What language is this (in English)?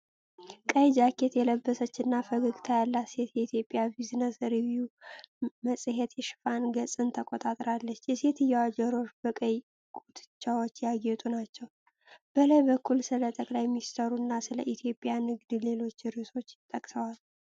Amharic